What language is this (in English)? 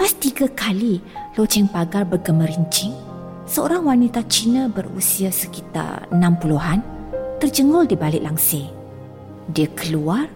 Malay